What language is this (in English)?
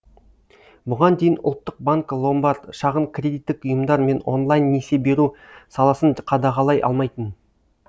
Kazakh